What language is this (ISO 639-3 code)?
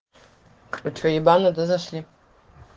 rus